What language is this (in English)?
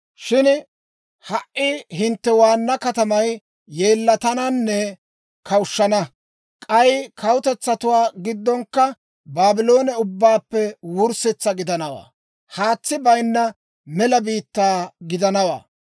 Dawro